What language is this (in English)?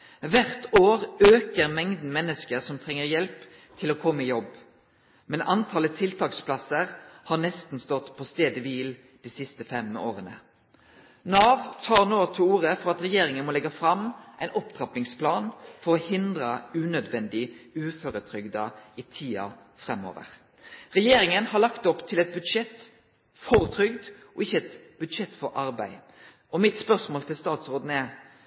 Norwegian Nynorsk